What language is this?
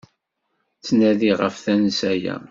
Kabyle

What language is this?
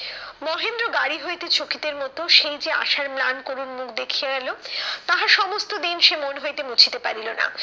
Bangla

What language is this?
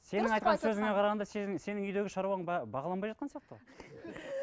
Kazakh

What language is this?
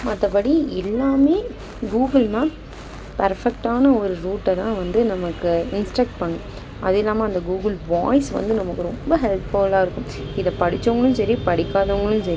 Tamil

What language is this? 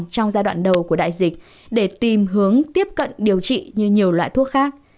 Vietnamese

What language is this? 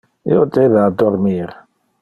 Interlingua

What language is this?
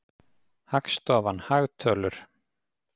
Icelandic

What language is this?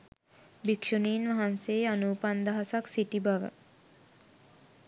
Sinhala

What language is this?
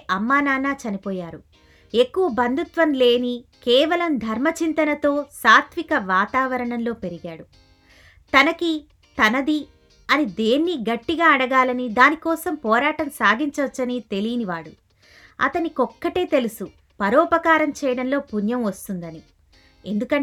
Telugu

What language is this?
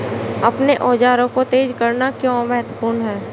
Hindi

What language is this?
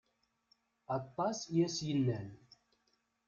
Kabyle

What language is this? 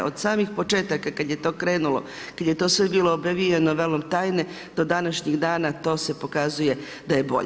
Croatian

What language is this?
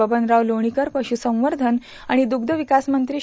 Marathi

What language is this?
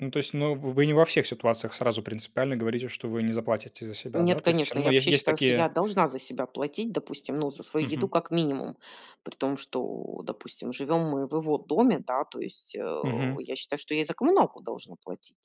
Russian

